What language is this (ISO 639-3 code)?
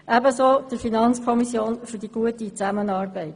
gsw